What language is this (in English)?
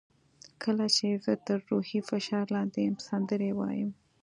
Pashto